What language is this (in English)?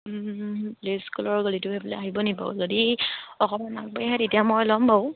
Assamese